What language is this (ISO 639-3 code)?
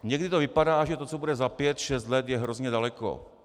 ces